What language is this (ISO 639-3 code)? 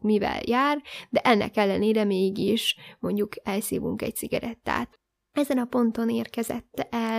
hun